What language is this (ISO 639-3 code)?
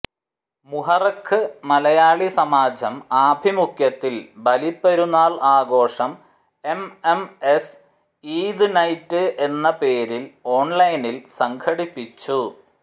mal